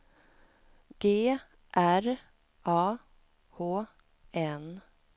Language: Swedish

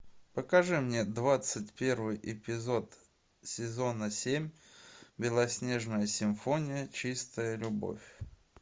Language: Russian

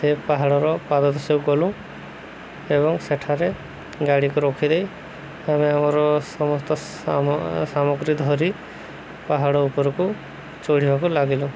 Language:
Odia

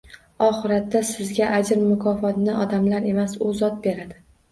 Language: Uzbek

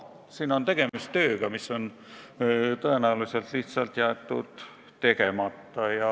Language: Estonian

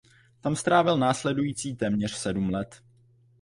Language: Czech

